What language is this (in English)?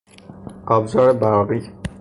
Persian